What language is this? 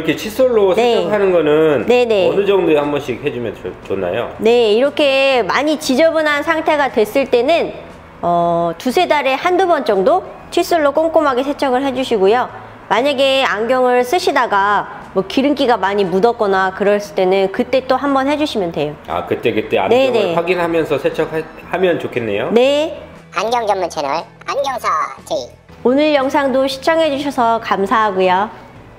Korean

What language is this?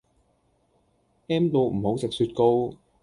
Cantonese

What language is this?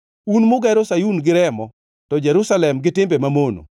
Luo (Kenya and Tanzania)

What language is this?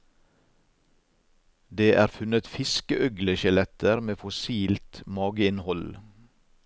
Norwegian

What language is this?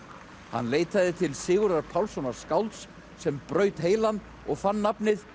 Icelandic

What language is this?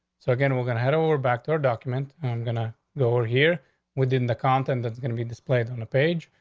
English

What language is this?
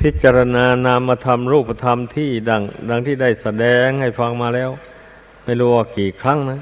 Thai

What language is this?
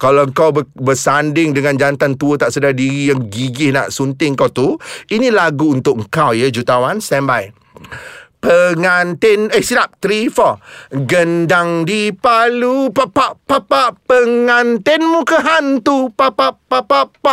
Malay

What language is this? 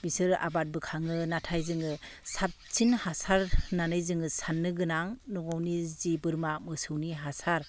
Bodo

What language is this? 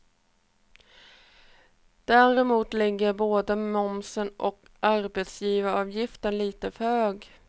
Swedish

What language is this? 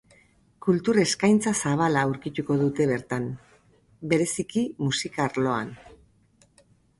Basque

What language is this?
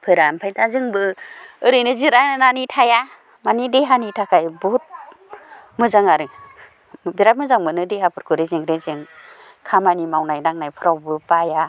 Bodo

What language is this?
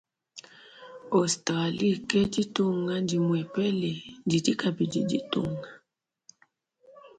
Luba-Lulua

